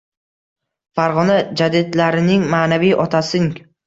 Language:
Uzbek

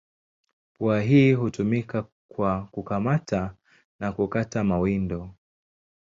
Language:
Swahili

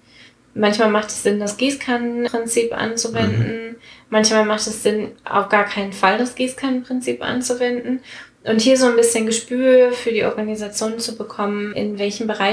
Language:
German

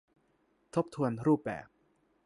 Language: Thai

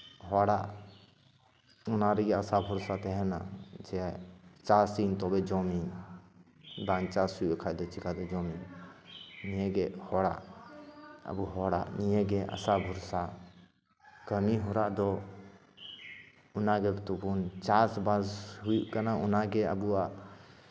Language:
Santali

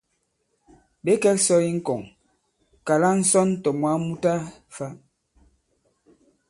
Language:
Bankon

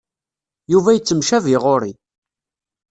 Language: Kabyle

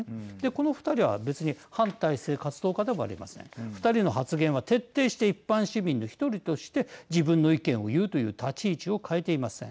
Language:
Japanese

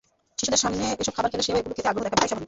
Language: Bangla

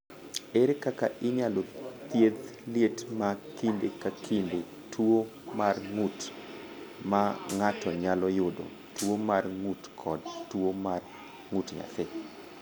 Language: Luo (Kenya and Tanzania)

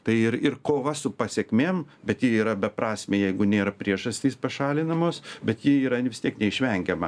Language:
Lithuanian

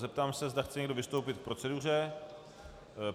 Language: Czech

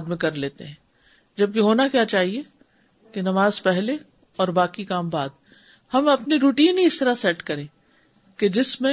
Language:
Urdu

